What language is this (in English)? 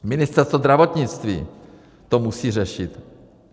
Czech